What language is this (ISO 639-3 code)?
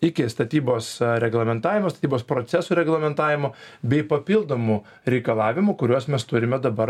lit